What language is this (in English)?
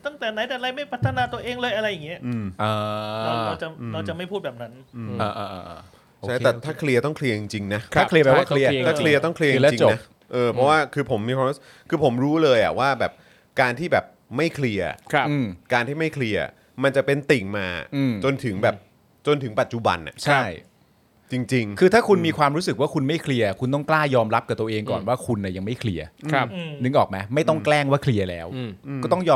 Thai